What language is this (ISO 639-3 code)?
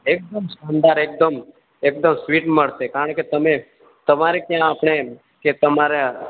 guj